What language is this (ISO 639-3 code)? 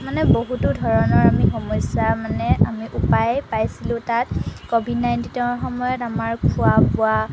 asm